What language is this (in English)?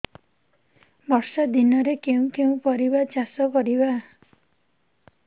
Odia